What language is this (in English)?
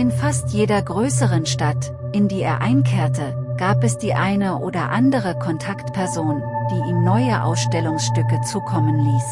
German